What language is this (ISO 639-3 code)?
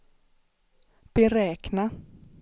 swe